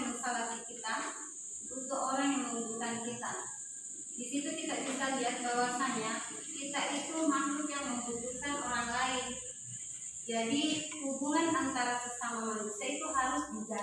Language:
Indonesian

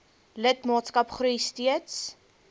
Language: Afrikaans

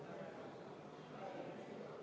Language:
Estonian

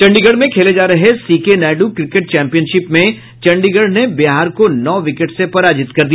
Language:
Hindi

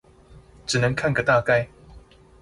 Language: Chinese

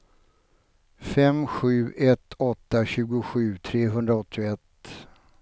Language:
Swedish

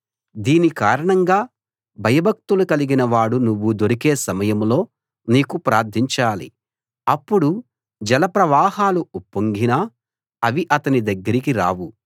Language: Telugu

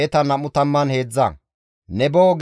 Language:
Gamo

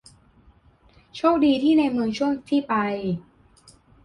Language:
Thai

